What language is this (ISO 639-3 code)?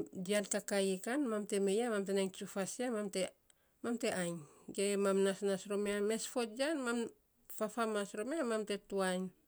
sps